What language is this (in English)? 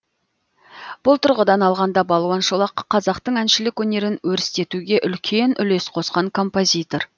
Kazakh